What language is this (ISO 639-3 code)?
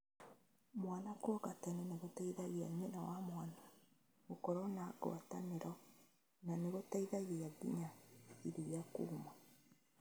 kik